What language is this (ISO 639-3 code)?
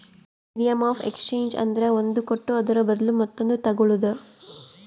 kan